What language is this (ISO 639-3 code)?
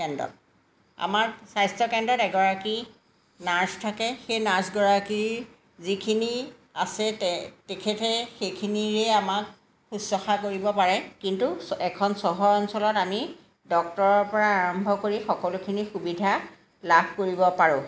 asm